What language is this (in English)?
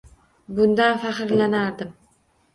Uzbek